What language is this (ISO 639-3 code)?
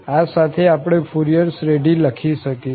guj